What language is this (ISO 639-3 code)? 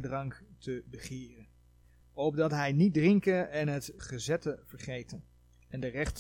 nld